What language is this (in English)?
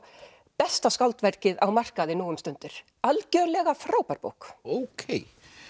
Icelandic